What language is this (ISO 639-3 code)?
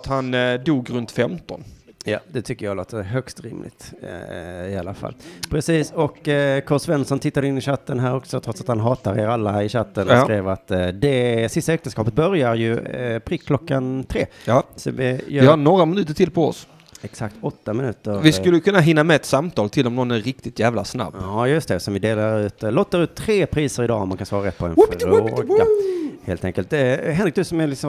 swe